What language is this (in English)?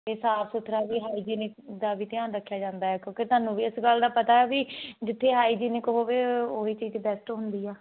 Punjabi